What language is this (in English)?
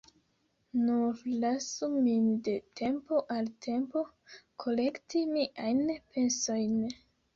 Esperanto